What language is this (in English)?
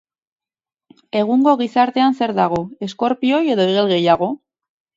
Basque